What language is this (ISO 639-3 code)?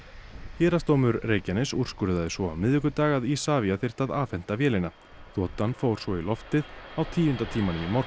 isl